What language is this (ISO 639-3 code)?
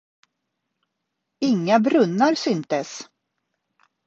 swe